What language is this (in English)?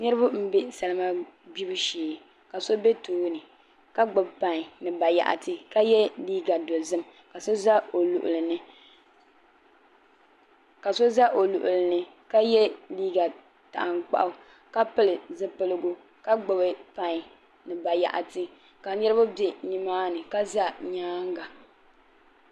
Dagbani